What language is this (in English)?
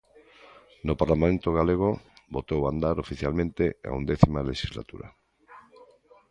Galician